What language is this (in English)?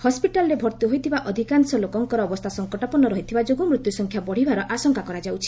Odia